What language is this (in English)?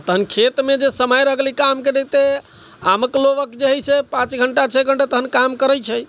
Maithili